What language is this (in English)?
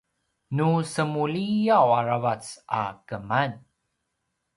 Paiwan